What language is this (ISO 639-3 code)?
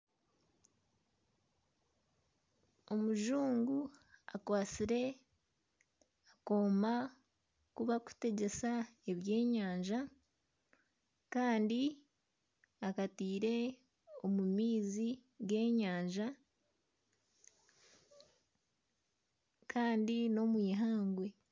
nyn